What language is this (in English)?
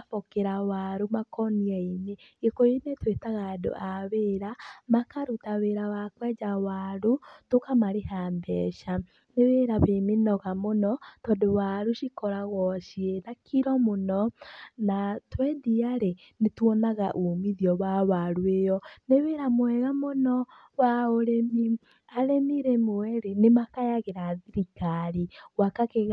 Kikuyu